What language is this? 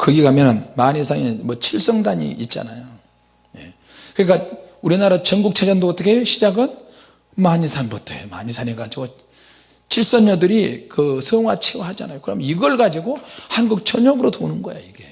Korean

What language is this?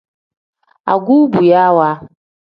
Tem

